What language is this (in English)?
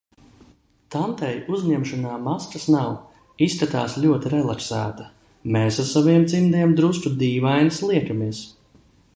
Latvian